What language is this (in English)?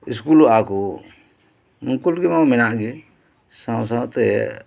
Santali